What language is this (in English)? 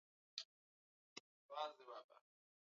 Swahili